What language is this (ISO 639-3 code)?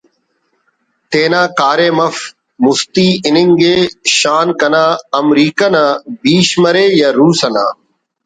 brh